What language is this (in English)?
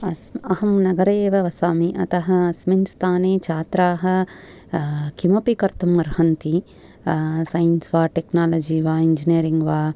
Sanskrit